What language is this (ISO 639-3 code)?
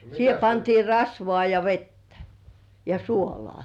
fin